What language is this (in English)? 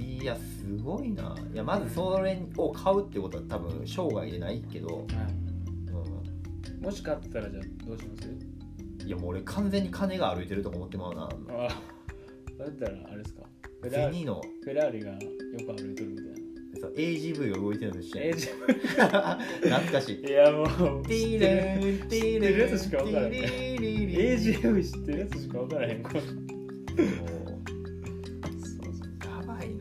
Japanese